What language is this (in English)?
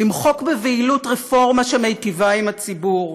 Hebrew